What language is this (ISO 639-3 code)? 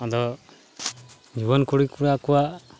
sat